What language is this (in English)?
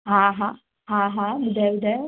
Sindhi